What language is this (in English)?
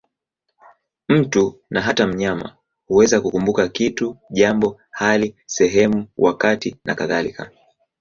Swahili